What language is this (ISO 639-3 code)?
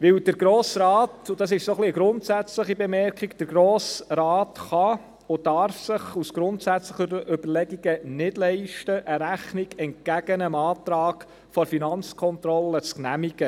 gsw